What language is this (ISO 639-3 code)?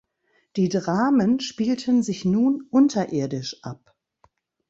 deu